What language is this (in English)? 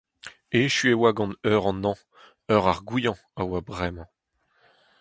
Breton